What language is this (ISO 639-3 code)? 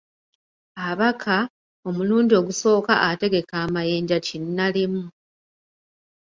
lug